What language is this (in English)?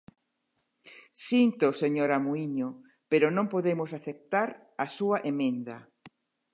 Galician